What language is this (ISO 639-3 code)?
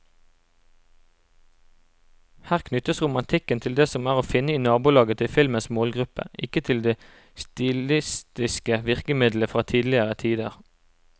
nor